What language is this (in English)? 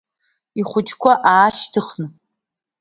Abkhazian